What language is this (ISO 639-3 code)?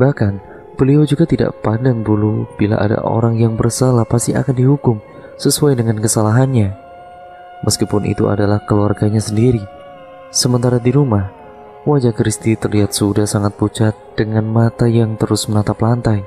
ind